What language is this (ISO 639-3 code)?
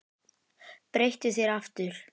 isl